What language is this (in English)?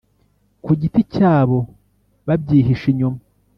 Kinyarwanda